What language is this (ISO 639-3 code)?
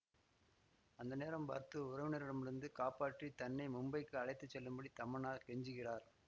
tam